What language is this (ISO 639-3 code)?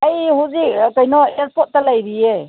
mni